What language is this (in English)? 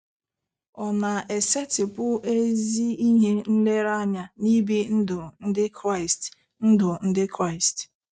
Igbo